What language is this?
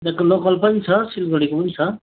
Nepali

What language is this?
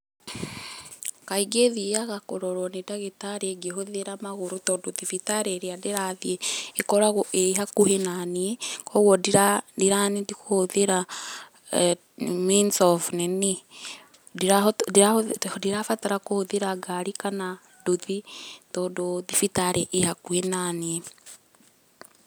Kikuyu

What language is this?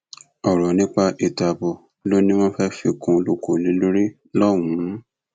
Yoruba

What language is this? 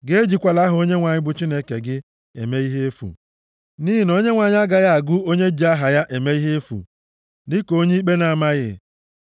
Igbo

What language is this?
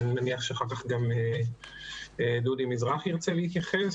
Hebrew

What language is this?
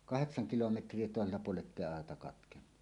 Finnish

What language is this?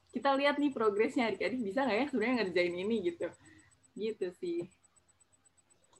Indonesian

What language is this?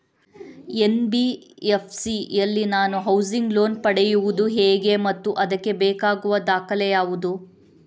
Kannada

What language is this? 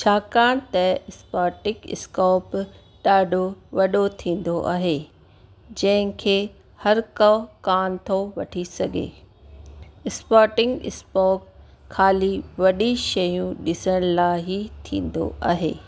Sindhi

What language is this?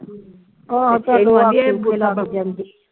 Punjabi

